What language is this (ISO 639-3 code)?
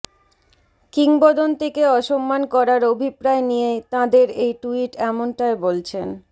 ben